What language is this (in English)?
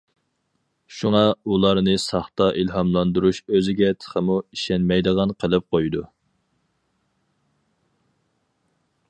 Uyghur